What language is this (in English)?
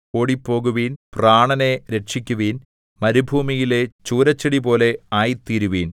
Malayalam